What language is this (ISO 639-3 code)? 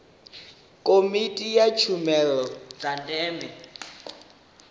ven